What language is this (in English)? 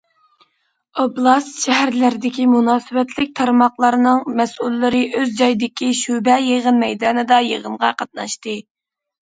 Uyghur